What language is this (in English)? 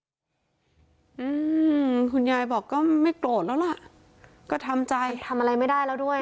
Thai